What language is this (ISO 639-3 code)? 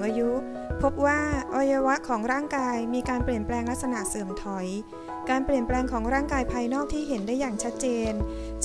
tha